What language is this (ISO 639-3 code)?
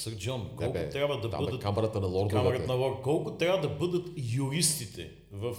bul